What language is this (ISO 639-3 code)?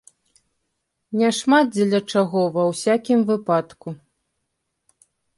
bel